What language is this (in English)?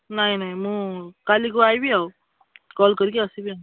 Odia